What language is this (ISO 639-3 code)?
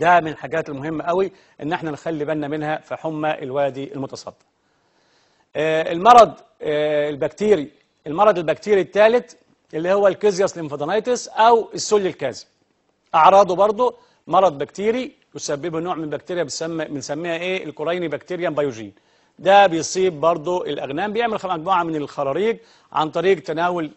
ara